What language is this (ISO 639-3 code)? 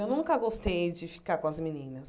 por